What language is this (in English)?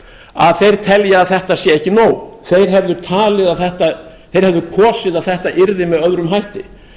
Icelandic